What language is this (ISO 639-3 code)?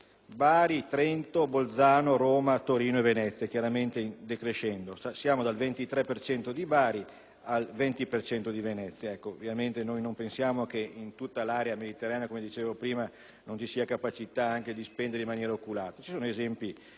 ita